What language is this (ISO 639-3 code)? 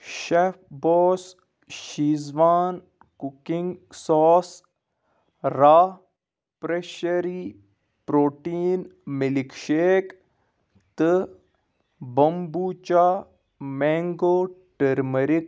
kas